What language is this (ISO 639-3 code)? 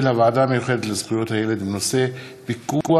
heb